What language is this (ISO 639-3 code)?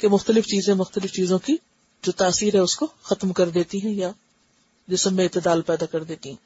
urd